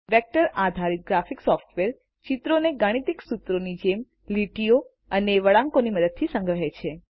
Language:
Gujarati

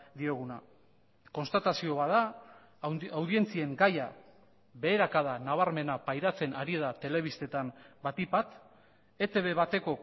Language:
Basque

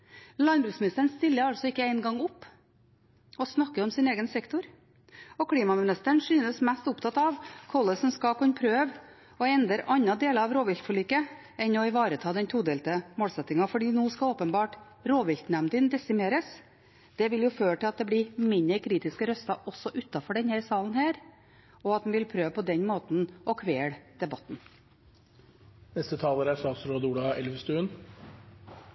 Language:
Norwegian Bokmål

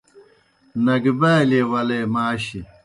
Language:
Kohistani Shina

